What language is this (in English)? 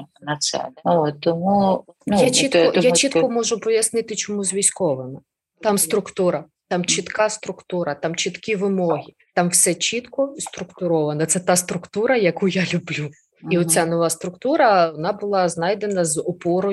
Ukrainian